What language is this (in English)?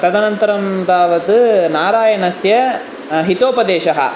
Sanskrit